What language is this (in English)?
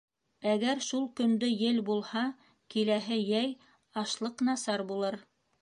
Bashkir